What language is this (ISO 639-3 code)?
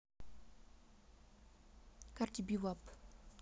rus